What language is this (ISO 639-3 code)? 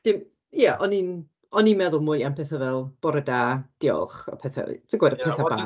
cym